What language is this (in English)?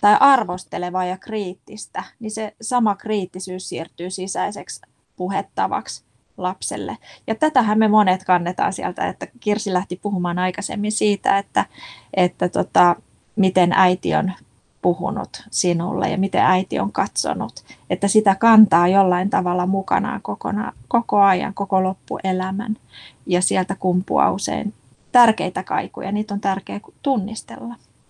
Finnish